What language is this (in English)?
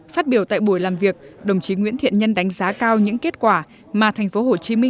Vietnamese